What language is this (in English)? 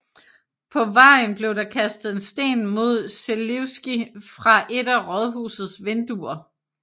Danish